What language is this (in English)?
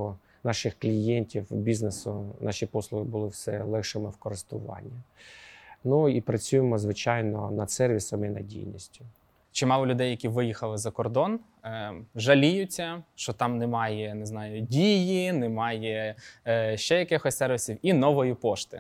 Ukrainian